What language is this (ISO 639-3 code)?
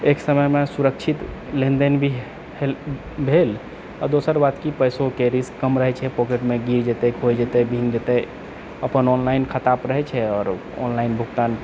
mai